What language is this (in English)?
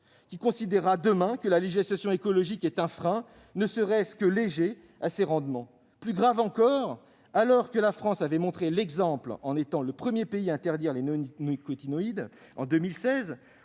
French